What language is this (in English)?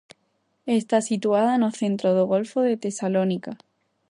Galician